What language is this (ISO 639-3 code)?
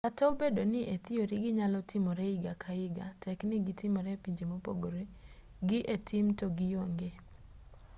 luo